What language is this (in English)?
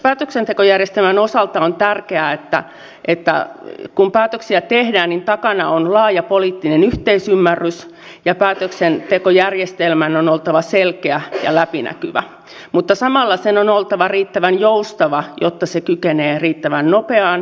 Finnish